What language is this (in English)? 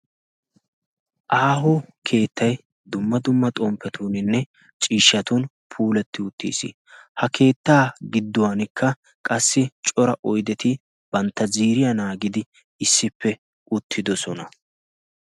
Wolaytta